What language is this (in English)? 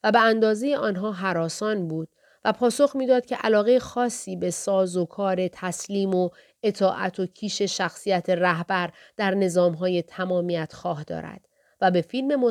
Persian